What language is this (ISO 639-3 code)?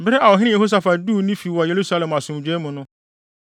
aka